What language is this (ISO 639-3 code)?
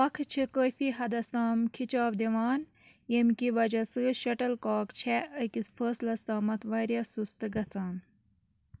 kas